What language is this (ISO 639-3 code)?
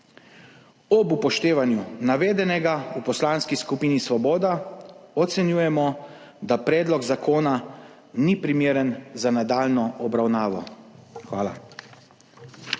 slv